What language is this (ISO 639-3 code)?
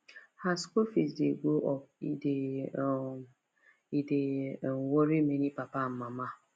pcm